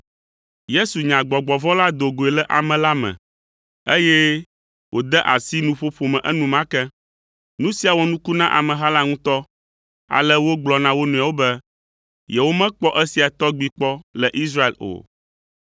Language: Ewe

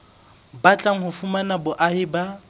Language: Southern Sotho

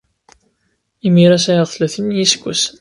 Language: Kabyle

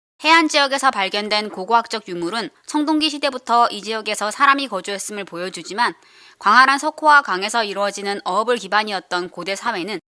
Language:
Korean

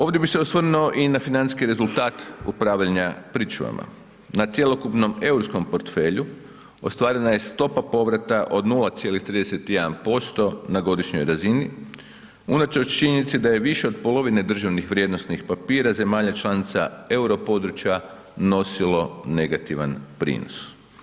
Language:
Croatian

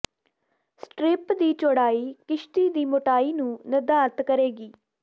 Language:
Punjabi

